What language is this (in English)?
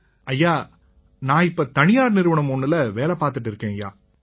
Tamil